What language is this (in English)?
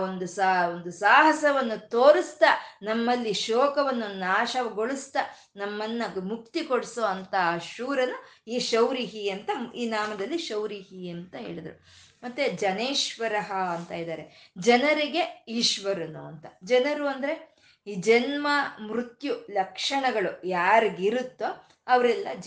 Kannada